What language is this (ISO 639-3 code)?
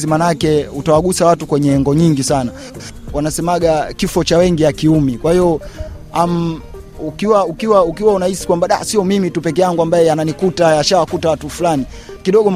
swa